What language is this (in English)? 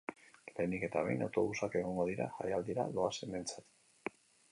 Basque